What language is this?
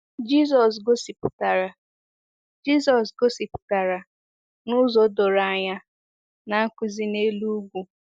Igbo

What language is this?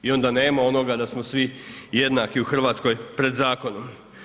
Croatian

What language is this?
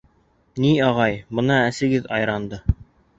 Bashkir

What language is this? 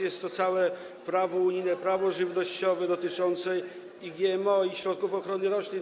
Polish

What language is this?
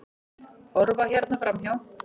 Icelandic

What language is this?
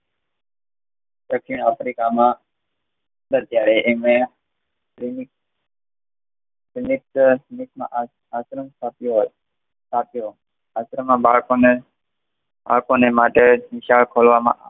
Gujarati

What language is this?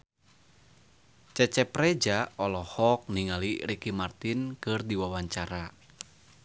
Sundanese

